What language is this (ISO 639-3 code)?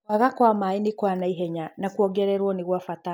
kik